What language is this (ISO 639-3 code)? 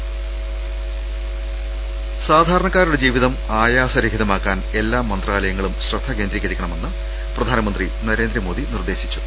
mal